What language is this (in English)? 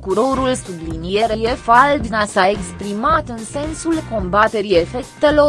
Romanian